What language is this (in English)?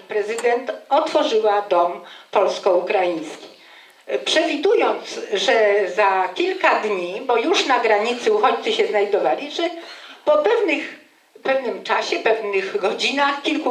Polish